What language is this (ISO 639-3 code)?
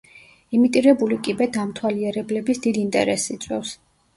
kat